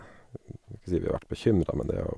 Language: Norwegian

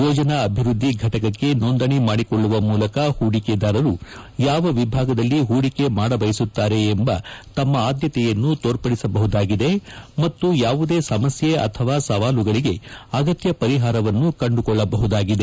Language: Kannada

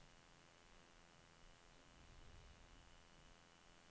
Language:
Norwegian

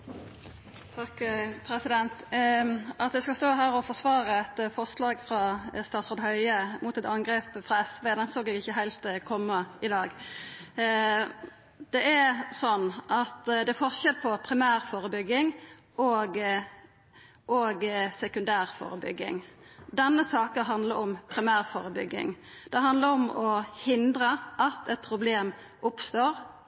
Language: Norwegian Nynorsk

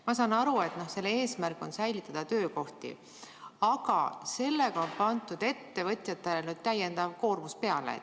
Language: Estonian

